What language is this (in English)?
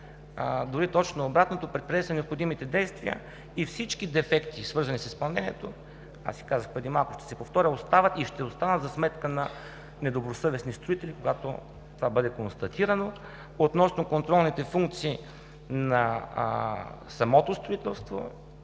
Bulgarian